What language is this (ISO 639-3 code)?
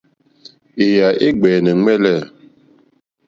bri